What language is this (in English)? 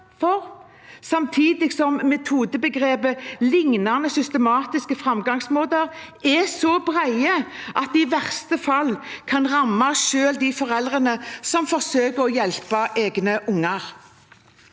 Norwegian